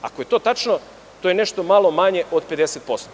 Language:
Serbian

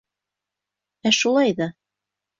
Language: Bashkir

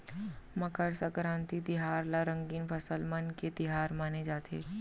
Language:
Chhattisgarhi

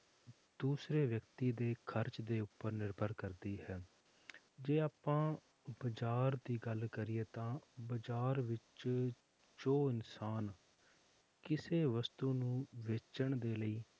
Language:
Punjabi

